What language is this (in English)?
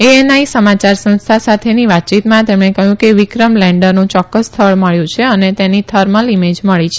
Gujarati